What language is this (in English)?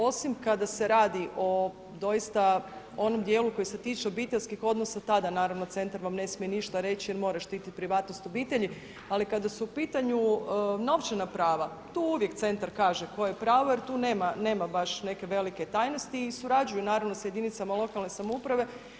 Croatian